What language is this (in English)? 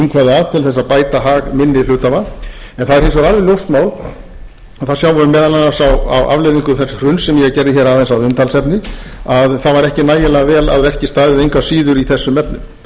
Icelandic